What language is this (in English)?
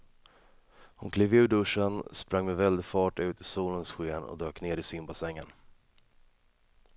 Swedish